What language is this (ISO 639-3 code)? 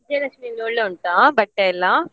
kan